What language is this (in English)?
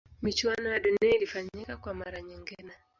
Swahili